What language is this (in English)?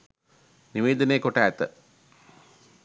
Sinhala